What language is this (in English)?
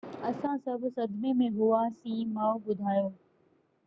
Sindhi